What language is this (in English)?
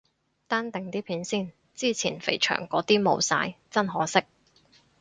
Cantonese